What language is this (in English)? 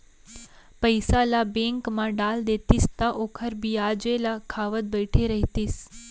Chhattisgarhi